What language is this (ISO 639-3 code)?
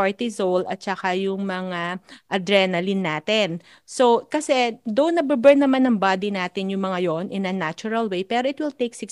fil